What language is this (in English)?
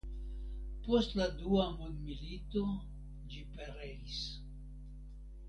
Esperanto